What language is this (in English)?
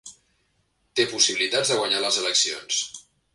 Catalan